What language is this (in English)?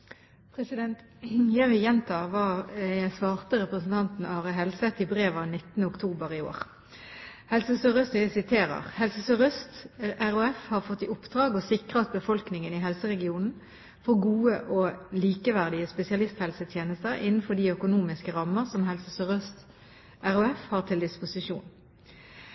Norwegian Bokmål